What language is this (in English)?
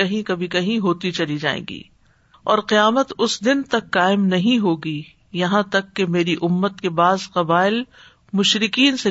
Urdu